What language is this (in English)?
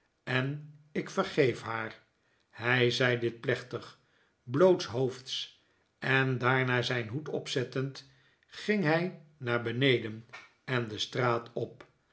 Dutch